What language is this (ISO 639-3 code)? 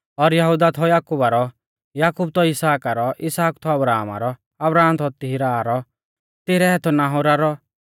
bfz